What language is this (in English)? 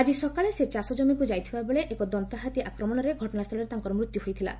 Odia